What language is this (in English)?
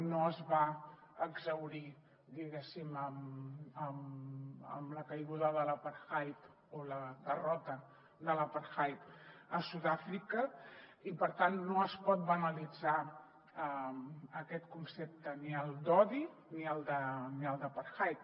Catalan